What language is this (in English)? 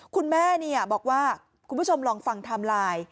Thai